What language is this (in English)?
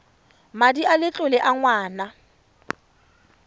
Tswana